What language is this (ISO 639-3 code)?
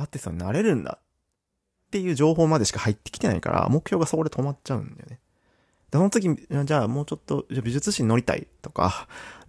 jpn